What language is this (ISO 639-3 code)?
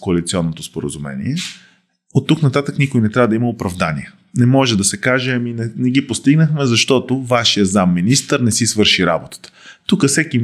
bul